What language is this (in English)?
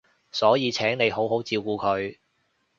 Cantonese